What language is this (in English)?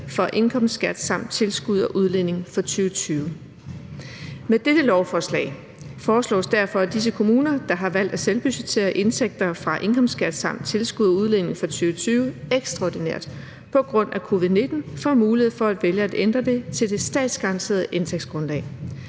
Danish